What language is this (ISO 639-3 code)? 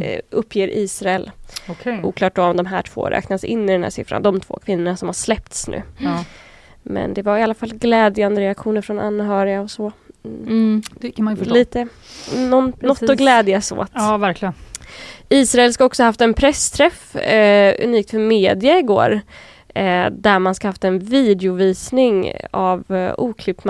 swe